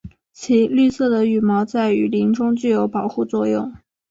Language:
Chinese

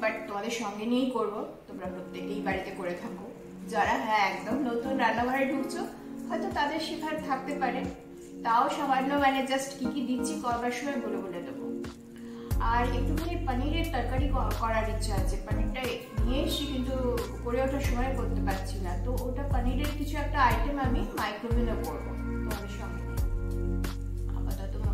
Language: Hindi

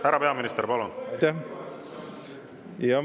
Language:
Estonian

